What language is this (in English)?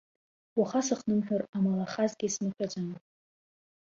Abkhazian